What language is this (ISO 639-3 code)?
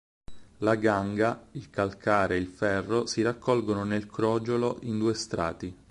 ita